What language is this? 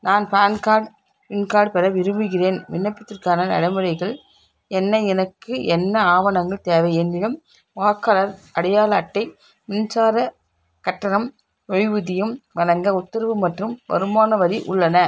Tamil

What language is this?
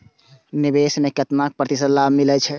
Maithili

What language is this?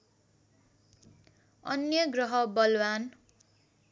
Nepali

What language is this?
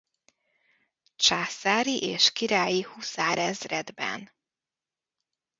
Hungarian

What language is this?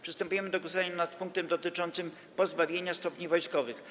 Polish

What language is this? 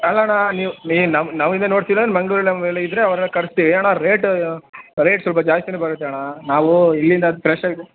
Kannada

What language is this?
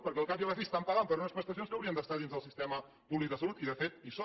Catalan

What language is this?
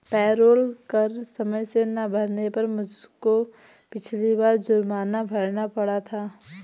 Hindi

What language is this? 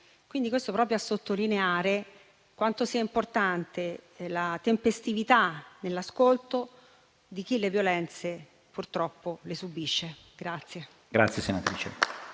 Italian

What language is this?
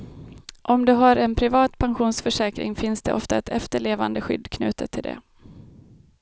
Swedish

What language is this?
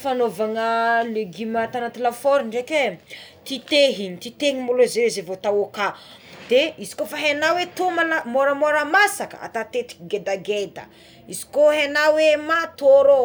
Tsimihety Malagasy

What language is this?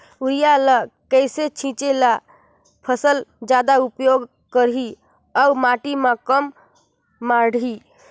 Chhattisgarhi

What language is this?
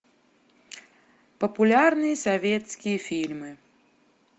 Russian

